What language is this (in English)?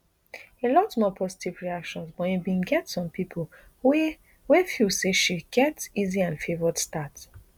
Nigerian Pidgin